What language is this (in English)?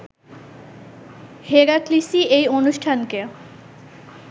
Bangla